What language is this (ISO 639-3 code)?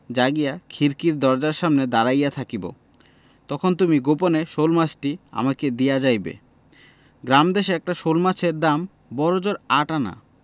ben